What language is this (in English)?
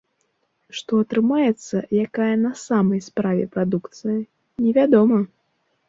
Belarusian